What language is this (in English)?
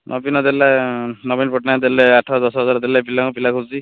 Odia